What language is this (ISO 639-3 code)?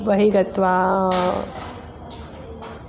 san